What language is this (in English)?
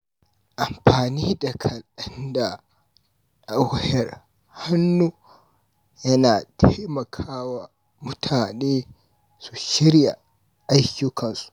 Hausa